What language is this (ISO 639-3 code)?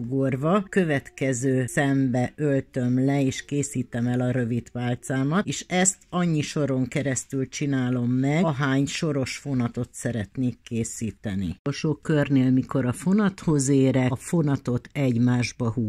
hun